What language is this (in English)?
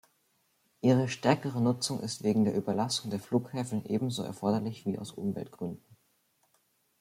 German